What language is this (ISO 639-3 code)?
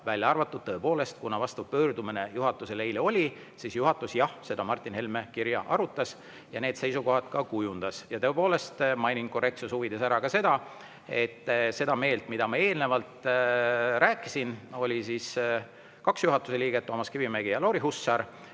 est